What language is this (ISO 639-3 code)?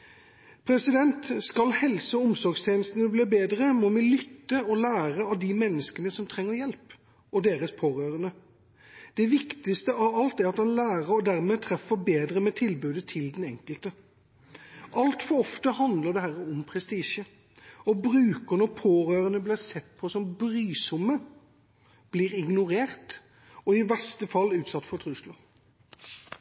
nob